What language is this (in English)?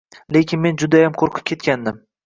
Uzbek